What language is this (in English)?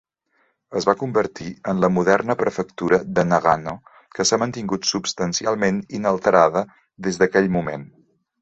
Catalan